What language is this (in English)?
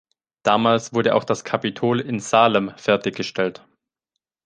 German